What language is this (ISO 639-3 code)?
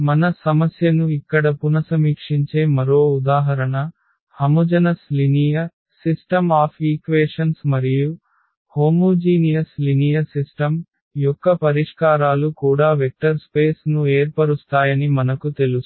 tel